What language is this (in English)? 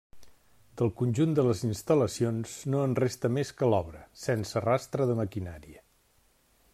Catalan